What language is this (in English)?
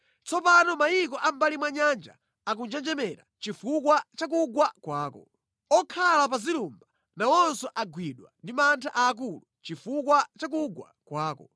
Nyanja